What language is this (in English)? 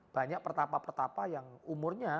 Indonesian